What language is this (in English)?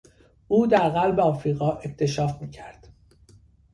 Persian